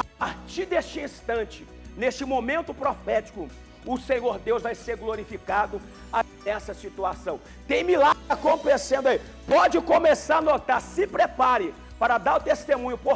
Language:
Portuguese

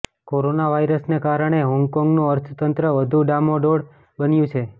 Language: Gujarati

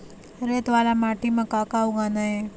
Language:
Chhattisgarhi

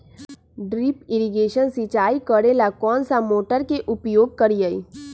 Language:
Magahi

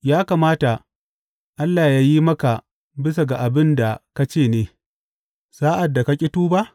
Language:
Hausa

